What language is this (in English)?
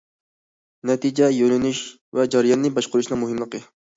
Uyghur